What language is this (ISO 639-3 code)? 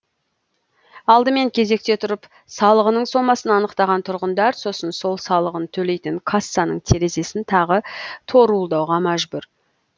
kaz